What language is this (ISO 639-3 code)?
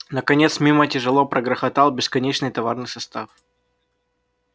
rus